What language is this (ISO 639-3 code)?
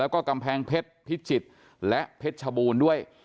tha